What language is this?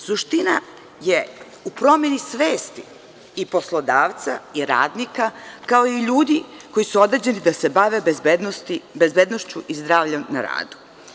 Serbian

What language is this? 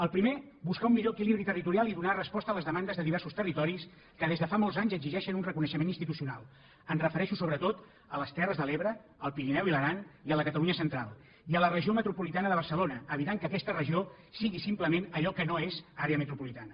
Catalan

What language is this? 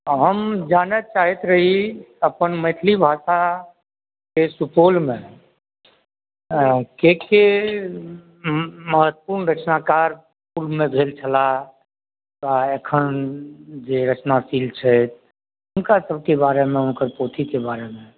Maithili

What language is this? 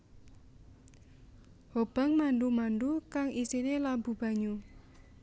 Javanese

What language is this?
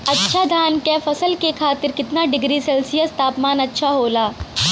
Bhojpuri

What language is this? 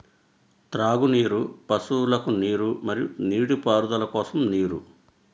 Telugu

